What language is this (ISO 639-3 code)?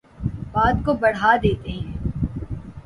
urd